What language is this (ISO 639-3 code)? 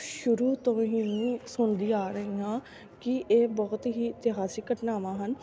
pan